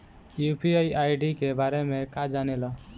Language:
Bhojpuri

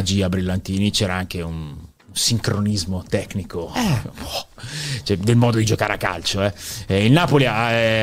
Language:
Italian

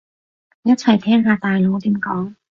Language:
Cantonese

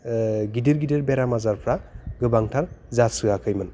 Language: Bodo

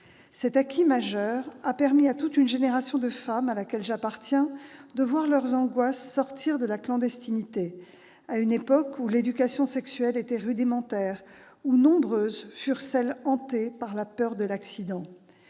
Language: French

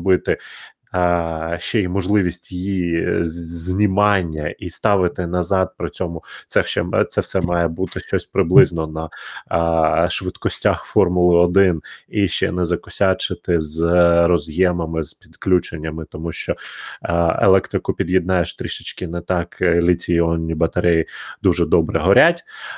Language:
Ukrainian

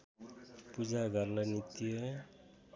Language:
Nepali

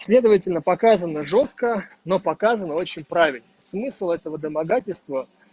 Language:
Russian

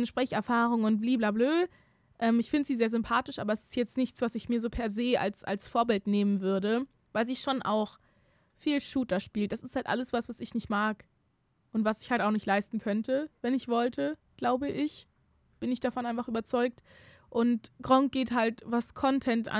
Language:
German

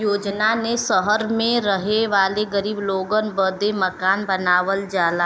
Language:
Bhojpuri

